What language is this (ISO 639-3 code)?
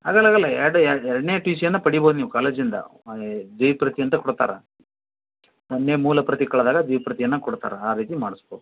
kan